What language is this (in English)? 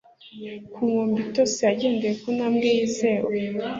Kinyarwanda